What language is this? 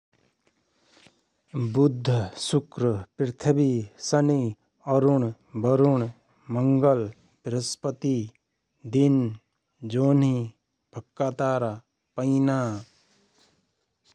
Rana Tharu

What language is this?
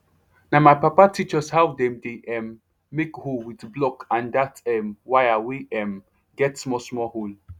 Nigerian Pidgin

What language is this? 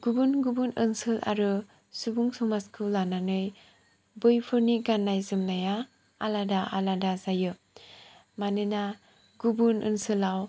Bodo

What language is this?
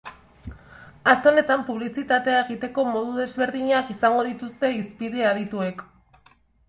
Basque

